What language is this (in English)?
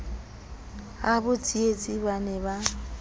Southern Sotho